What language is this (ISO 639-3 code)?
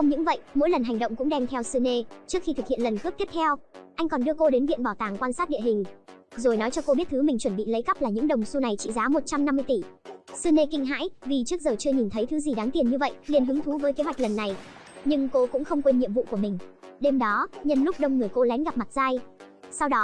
vie